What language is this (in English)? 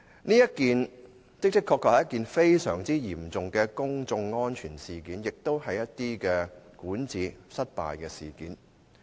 Cantonese